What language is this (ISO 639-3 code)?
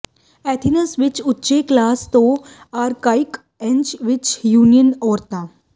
pan